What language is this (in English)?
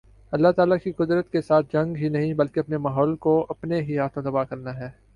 Urdu